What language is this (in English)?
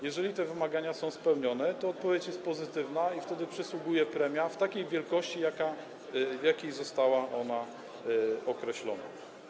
Polish